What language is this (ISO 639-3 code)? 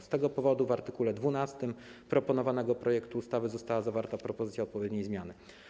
pol